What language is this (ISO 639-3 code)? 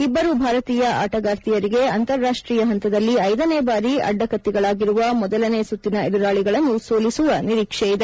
kan